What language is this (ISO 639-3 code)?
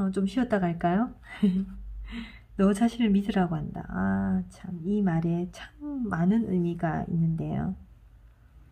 kor